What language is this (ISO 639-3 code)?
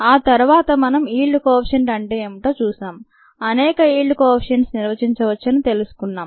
tel